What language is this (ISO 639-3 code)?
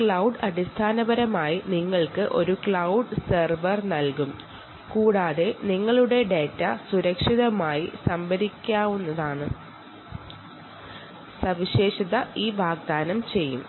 mal